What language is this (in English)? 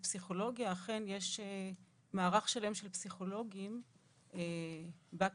Hebrew